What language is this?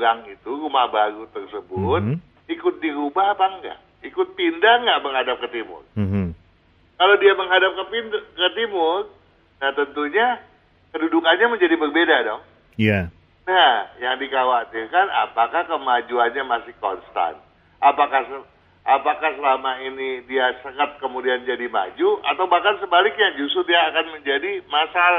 Indonesian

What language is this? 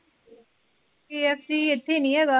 Punjabi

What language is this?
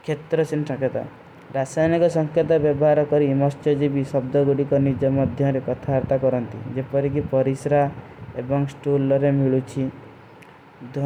Kui (India)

